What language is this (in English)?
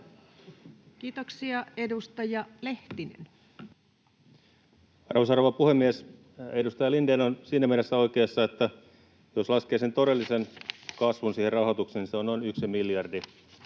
Finnish